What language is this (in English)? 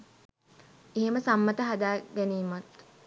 Sinhala